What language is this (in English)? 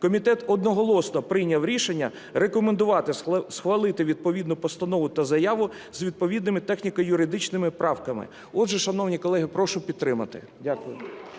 Ukrainian